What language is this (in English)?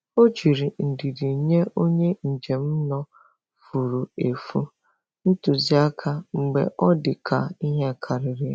Igbo